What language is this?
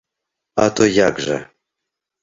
Belarusian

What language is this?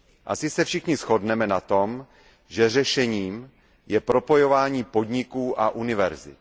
Czech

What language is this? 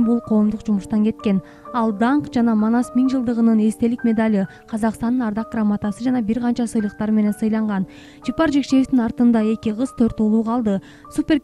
Turkish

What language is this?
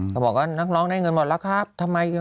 Thai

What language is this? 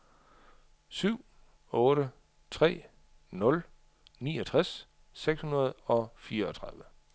Danish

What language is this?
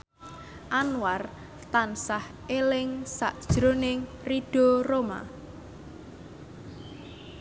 Javanese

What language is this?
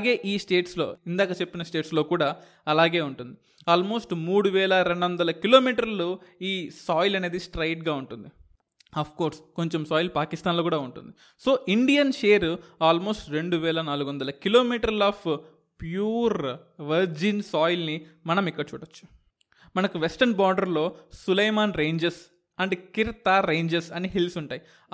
Telugu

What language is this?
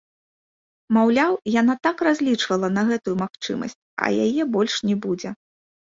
Belarusian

